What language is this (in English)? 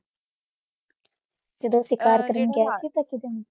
Punjabi